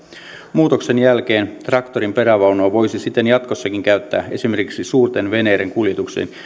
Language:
Finnish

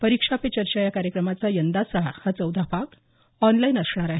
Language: Marathi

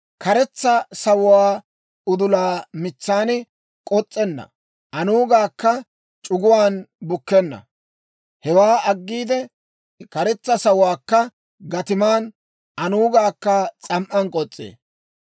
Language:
Dawro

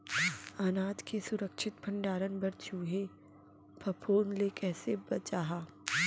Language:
Chhattisgarhi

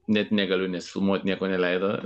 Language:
Lithuanian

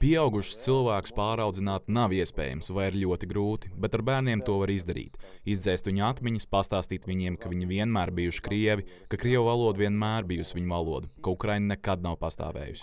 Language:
Latvian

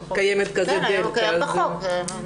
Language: Hebrew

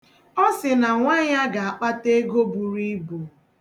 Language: Igbo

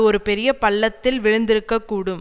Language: Tamil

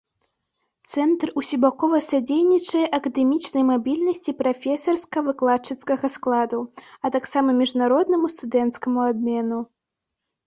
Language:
Belarusian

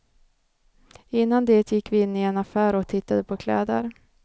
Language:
Swedish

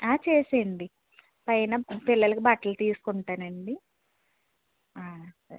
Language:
Telugu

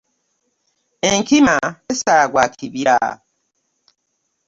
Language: Ganda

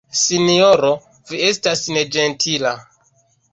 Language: Esperanto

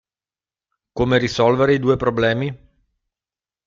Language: Italian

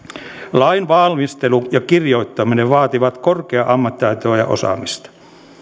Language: Finnish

